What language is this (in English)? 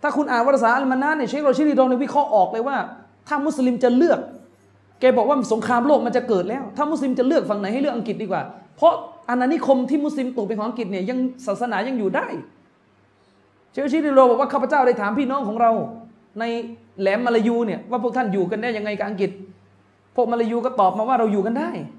Thai